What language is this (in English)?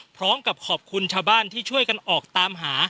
Thai